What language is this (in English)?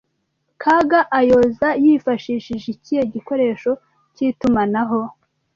Kinyarwanda